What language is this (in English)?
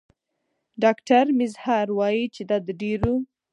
Pashto